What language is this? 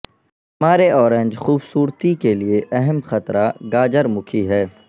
Urdu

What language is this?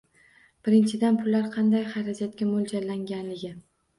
Uzbek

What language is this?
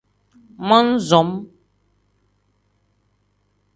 Tem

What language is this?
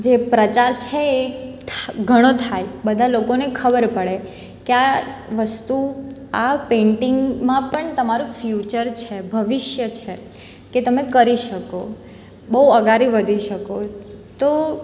Gujarati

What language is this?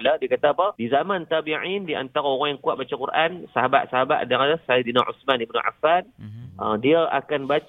Malay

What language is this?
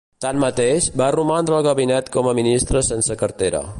Catalan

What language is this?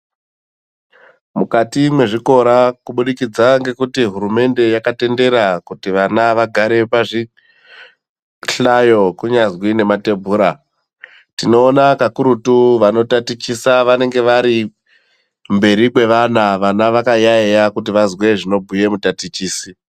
Ndau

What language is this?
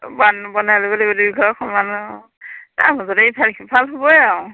Assamese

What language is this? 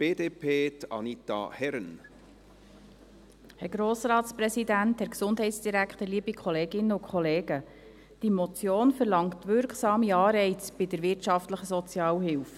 Swiss German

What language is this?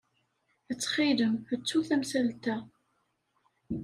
Kabyle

